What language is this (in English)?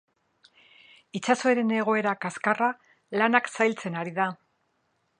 Basque